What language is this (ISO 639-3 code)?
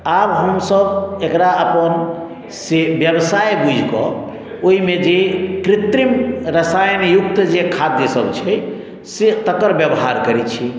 mai